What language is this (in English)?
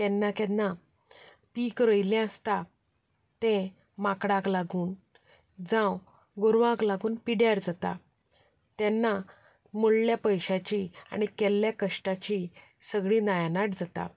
Konkani